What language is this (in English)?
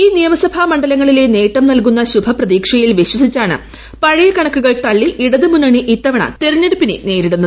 Malayalam